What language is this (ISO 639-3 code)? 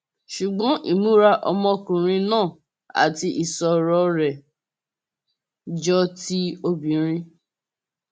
yor